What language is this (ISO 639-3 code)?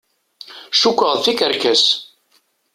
kab